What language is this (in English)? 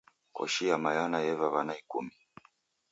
Taita